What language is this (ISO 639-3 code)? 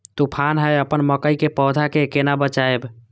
mai